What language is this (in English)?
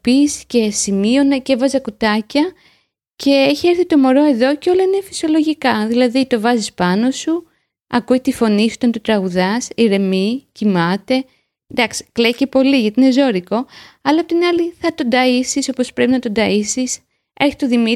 Greek